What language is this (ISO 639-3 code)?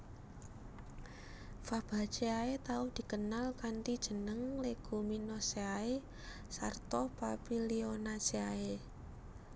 jav